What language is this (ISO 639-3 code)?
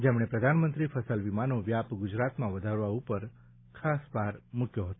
guj